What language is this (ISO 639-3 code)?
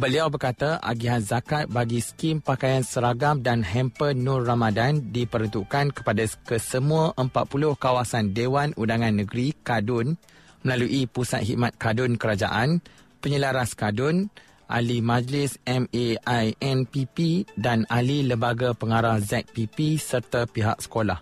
msa